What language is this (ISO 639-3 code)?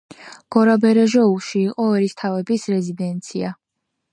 kat